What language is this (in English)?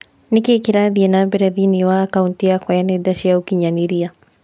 Kikuyu